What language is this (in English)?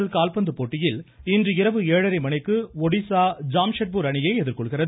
Tamil